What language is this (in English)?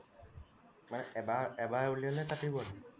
Assamese